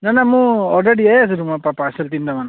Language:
Assamese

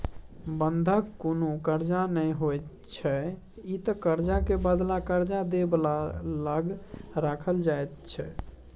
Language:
Maithili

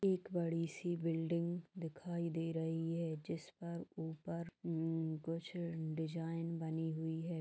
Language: Magahi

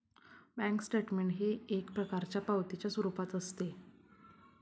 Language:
Marathi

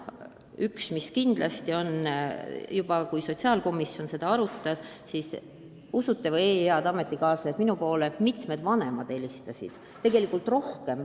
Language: Estonian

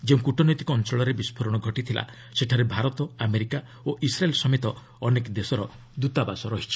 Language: Odia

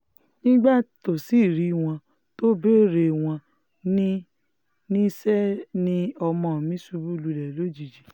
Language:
Yoruba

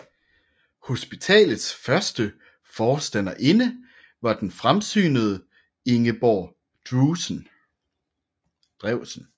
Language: Danish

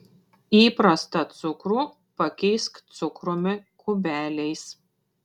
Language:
Lithuanian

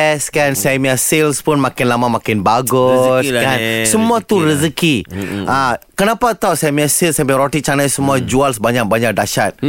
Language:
Malay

